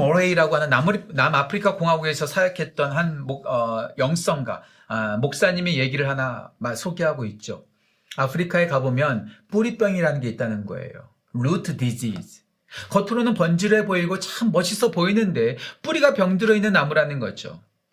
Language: Korean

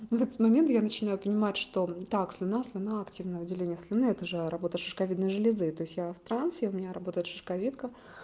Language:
Russian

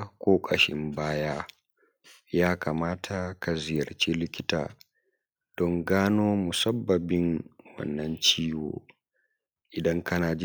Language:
Hausa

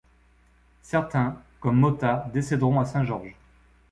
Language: French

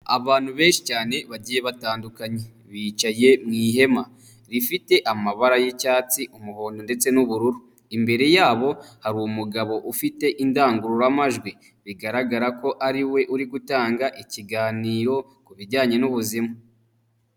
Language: Kinyarwanda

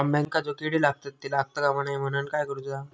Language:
Marathi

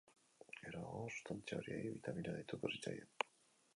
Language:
Basque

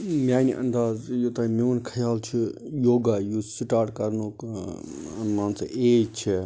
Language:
Kashmiri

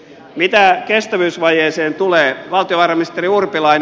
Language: Finnish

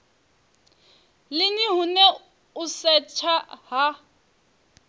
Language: Venda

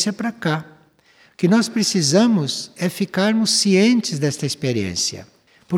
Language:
Portuguese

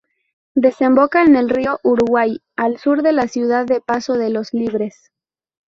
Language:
Spanish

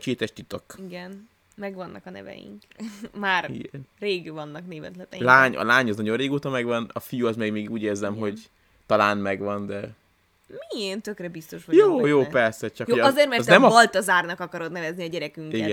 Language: Hungarian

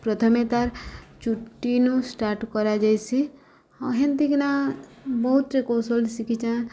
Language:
Odia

